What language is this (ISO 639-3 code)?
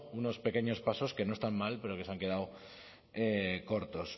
spa